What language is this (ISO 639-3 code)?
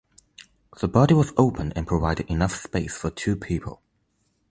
eng